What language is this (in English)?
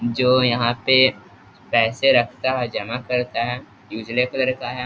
Hindi